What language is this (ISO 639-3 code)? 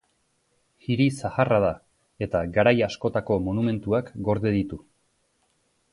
eus